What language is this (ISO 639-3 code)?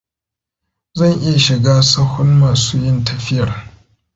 hau